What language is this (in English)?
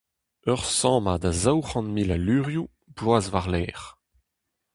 Breton